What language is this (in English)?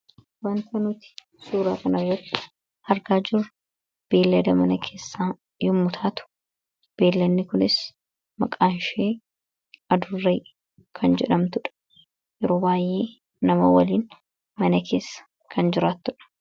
Oromo